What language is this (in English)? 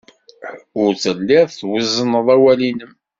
Kabyle